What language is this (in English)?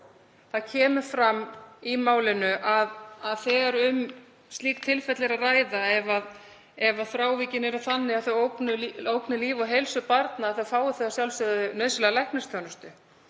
Icelandic